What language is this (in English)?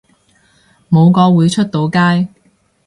Cantonese